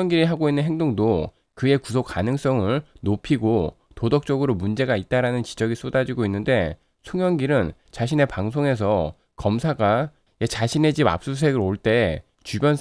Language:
Korean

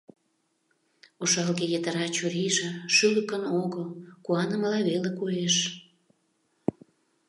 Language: Mari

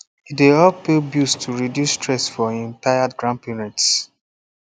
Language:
Nigerian Pidgin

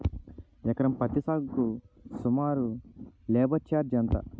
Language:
Telugu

